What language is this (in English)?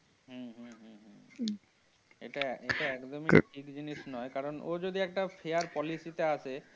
Bangla